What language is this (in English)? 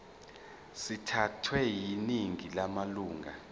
Zulu